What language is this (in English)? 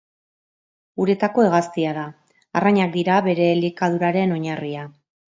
Basque